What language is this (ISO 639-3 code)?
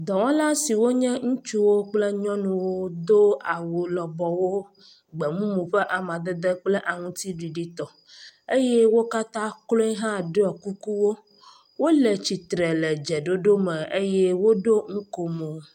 ewe